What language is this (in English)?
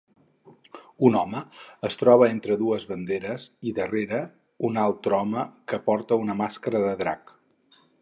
Catalan